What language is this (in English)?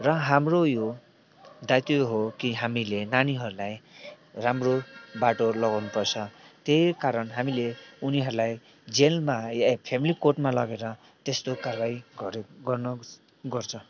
Nepali